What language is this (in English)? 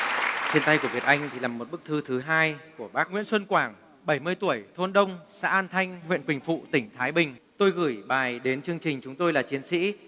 Vietnamese